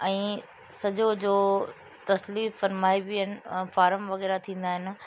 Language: Sindhi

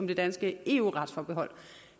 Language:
Danish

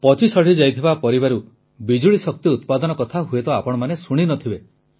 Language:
Odia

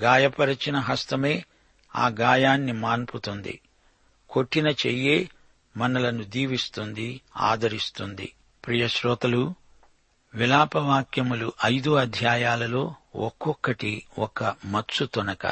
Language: Telugu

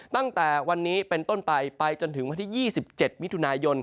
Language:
Thai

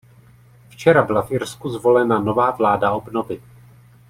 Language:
Czech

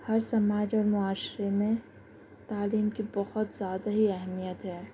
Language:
Urdu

